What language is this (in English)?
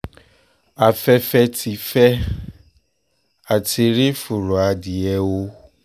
Yoruba